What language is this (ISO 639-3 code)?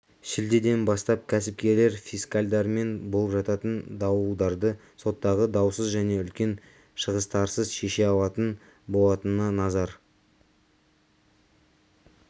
kaz